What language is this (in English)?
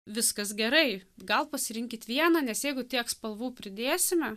Lithuanian